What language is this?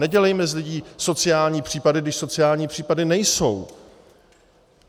Czech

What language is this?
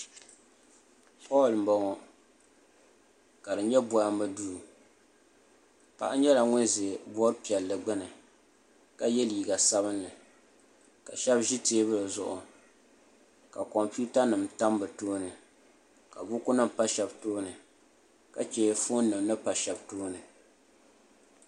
Dagbani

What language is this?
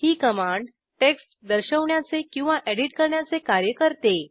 Marathi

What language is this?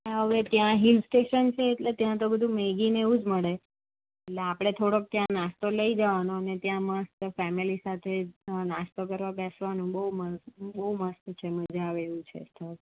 Gujarati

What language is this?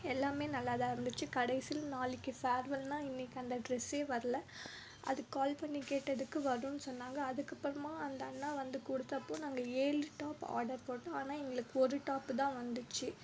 Tamil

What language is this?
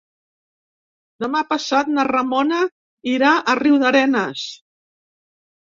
Catalan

